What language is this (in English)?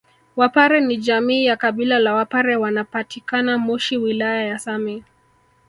Swahili